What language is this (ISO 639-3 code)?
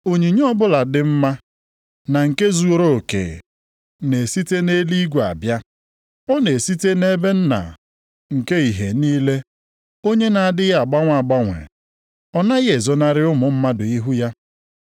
ibo